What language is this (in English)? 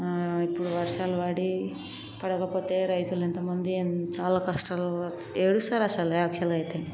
Telugu